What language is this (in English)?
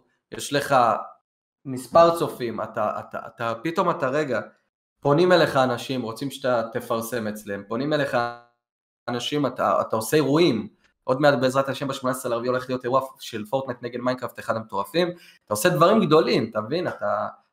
Hebrew